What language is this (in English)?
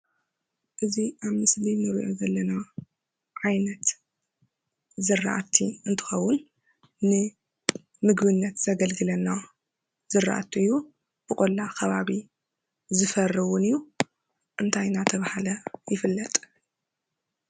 Tigrinya